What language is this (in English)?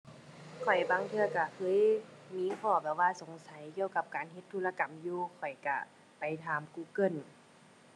Thai